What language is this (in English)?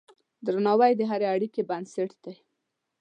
Pashto